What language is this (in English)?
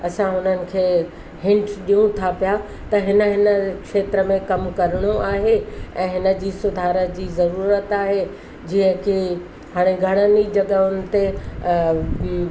Sindhi